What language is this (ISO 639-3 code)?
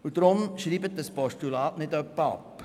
gsw